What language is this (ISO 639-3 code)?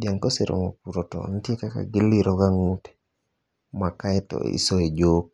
luo